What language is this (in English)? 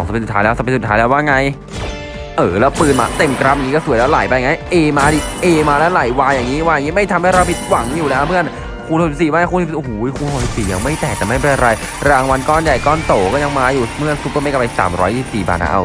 Thai